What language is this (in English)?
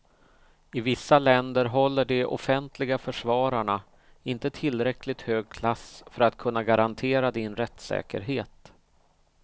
Swedish